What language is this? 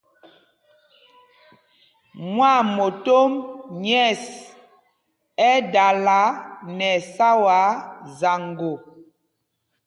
Mpumpong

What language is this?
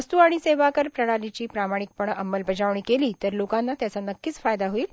Marathi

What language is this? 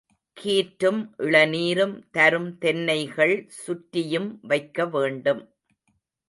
Tamil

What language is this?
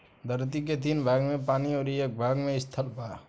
Bhojpuri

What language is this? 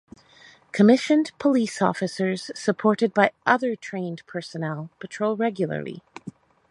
English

